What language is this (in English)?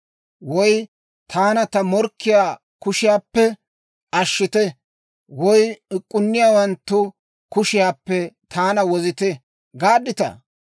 Dawro